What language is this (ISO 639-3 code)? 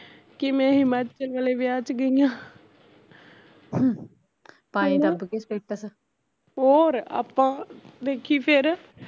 pan